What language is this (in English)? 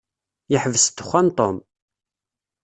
Kabyle